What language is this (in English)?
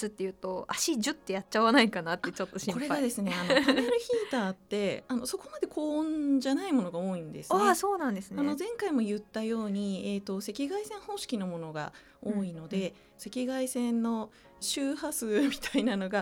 Japanese